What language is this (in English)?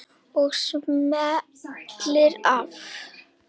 Icelandic